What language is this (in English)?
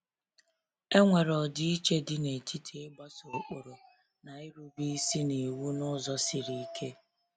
Igbo